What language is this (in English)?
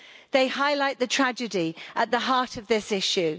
English